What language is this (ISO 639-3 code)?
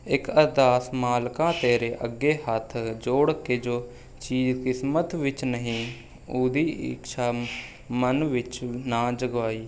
pan